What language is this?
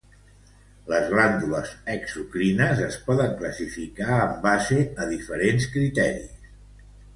Catalan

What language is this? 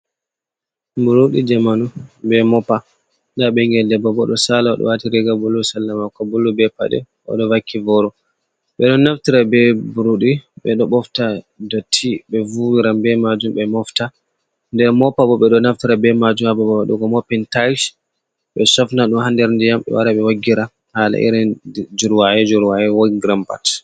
Fula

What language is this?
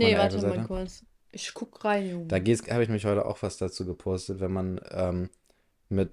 German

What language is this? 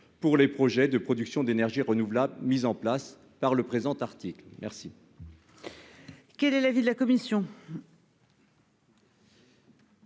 French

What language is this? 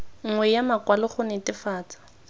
Tswana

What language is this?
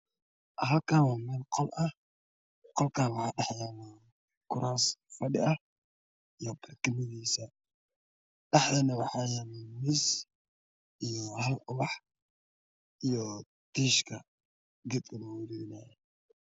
Somali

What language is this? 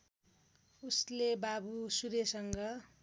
Nepali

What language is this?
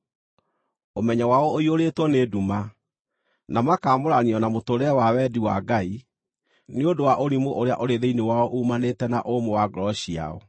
Kikuyu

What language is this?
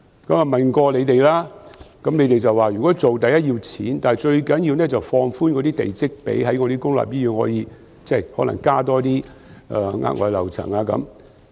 Cantonese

